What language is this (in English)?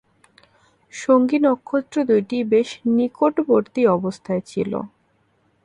Bangla